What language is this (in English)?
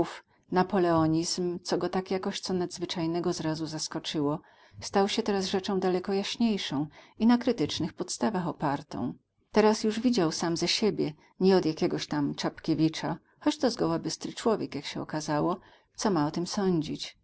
Polish